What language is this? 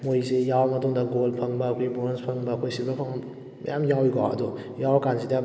Manipuri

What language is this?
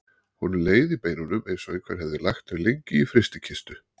Icelandic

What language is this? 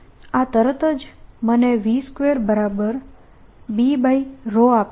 Gujarati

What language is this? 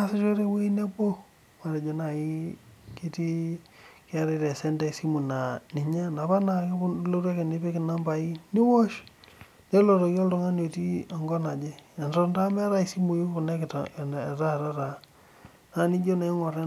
Masai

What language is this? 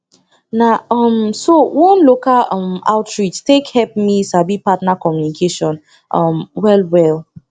Nigerian Pidgin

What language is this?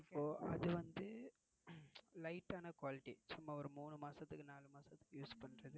Tamil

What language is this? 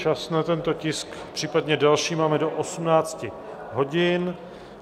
Czech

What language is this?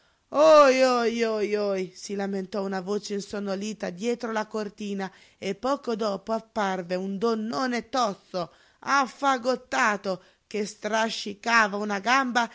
Italian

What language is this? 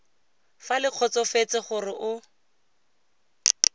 Tswana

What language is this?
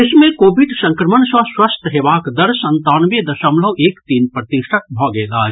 Maithili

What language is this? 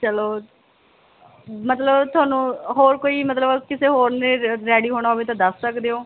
Punjabi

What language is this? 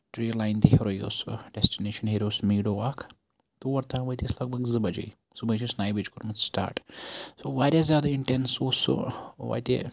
Kashmiri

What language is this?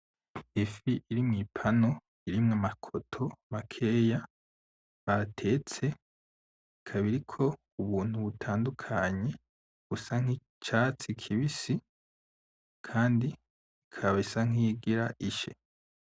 Rundi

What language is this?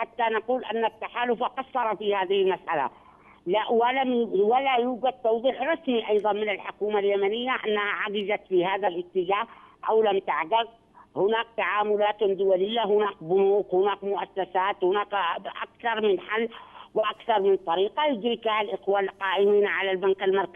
Arabic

